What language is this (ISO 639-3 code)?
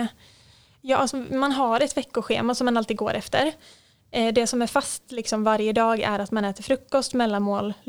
swe